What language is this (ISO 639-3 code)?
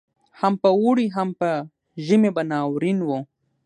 pus